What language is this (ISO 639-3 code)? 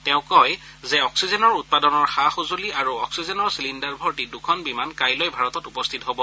asm